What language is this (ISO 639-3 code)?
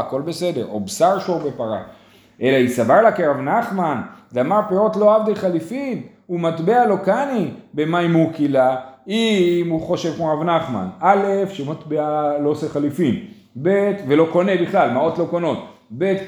heb